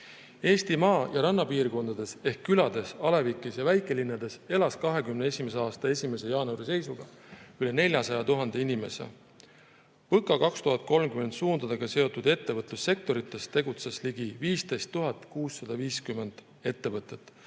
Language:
Estonian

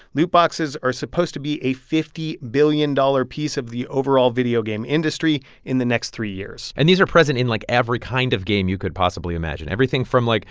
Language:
English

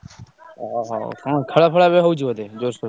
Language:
Odia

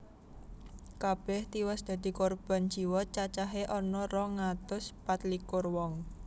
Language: Javanese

